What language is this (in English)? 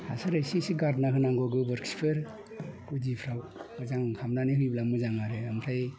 Bodo